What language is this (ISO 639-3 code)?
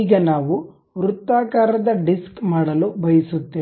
kan